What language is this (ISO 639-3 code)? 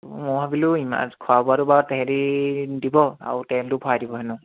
asm